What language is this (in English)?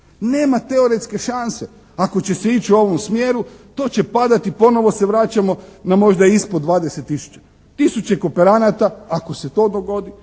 Croatian